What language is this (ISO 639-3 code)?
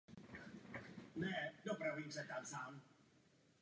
ces